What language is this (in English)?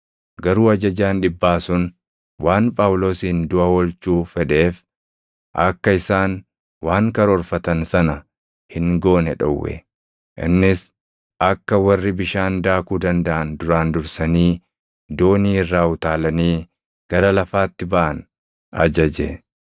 Oromo